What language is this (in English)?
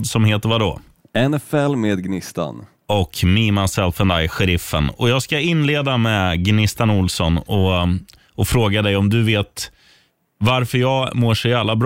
Swedish